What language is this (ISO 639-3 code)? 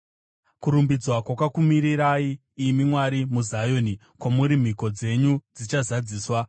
sna